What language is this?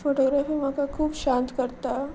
Konkani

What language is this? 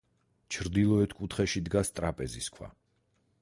Georgian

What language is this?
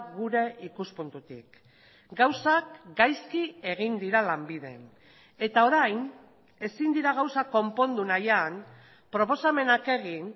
Basque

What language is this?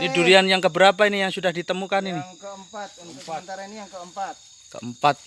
Indonesian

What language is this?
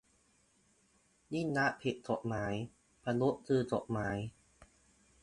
Thai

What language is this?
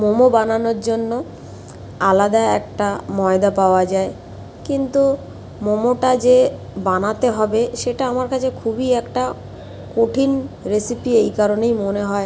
Bangla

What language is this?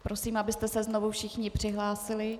Czech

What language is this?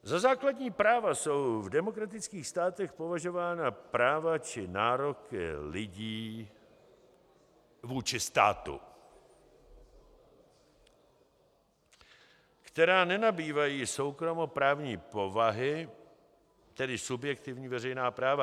Czech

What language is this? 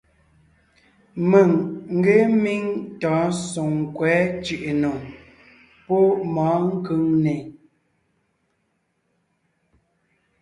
Ngiemboon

